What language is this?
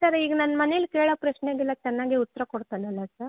Kannada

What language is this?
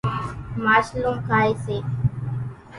Kachi Koli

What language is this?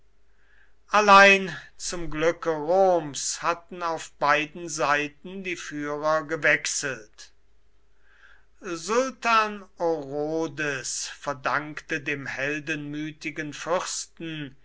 German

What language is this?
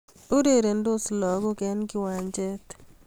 Kalenjin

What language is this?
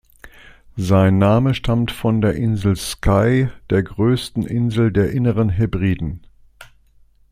German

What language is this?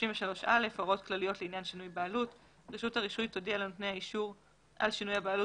Hebrew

